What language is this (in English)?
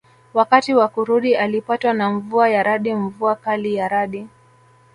Swahili